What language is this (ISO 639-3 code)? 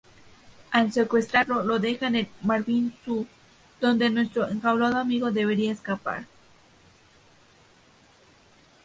spa